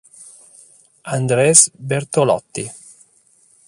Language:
Italian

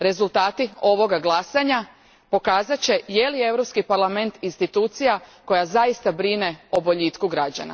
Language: Croatian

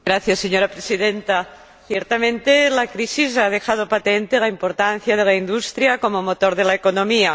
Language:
Spanish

